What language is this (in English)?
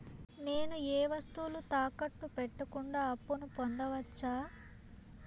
Telugu